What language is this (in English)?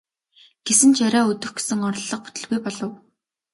Mongolian